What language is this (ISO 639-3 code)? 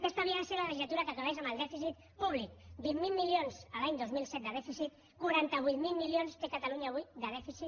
cat